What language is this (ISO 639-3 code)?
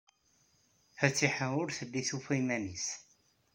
kab